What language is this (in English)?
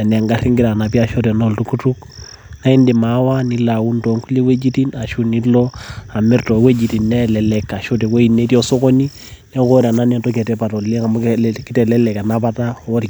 Masai